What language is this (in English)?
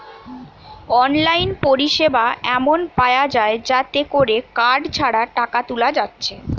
Bangla